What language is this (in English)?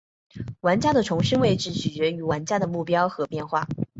Chinese